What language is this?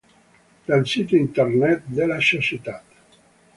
Italian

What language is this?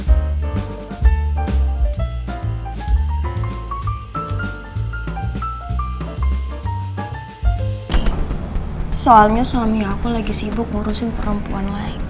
Indonesian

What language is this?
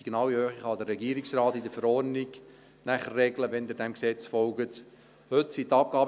Swiss German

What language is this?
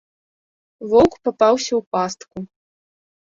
Belarusian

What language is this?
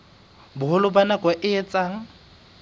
Southern Sotho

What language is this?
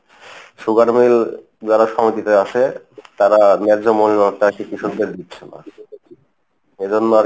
Bangla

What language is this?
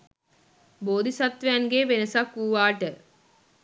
Sinhala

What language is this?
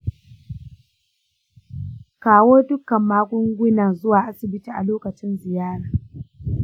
Hausa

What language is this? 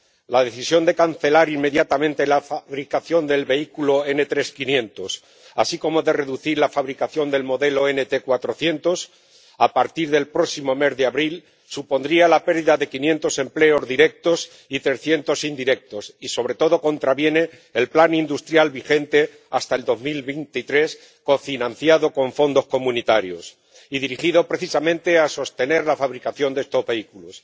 Spanish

